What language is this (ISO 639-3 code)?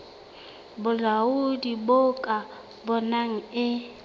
sot